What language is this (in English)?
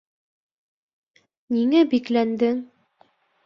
Bashkir